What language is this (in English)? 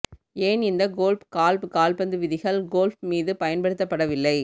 Tamil